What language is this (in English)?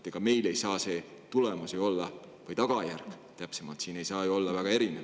Estonian